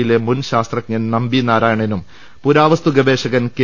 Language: Malayalam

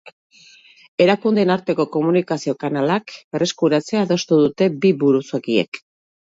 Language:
Basque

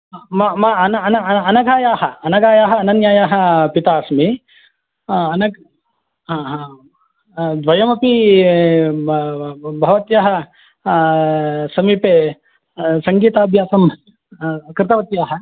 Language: Sanskrit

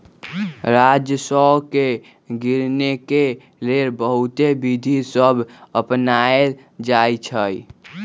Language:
Magahi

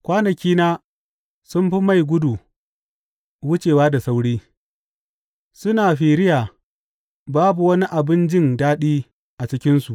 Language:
Hausa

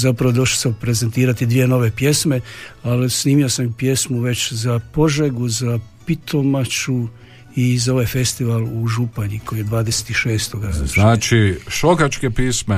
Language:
Croatian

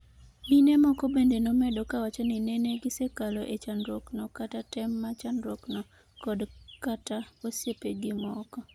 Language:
Luo (Kenya and Tanzania)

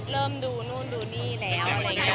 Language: Thai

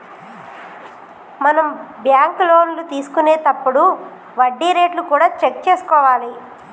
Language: Telugu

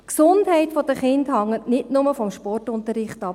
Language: Swiss German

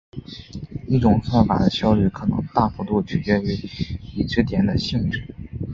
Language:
Chinese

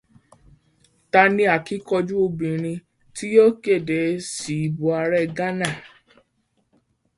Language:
Yoruba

